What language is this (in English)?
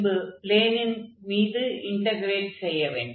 Tamil